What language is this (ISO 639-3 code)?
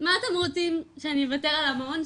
heb